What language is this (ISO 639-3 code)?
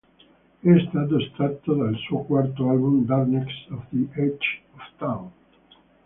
ita